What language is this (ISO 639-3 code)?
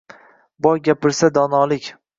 uzb